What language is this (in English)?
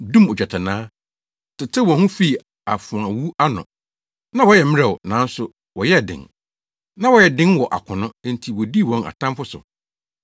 Akan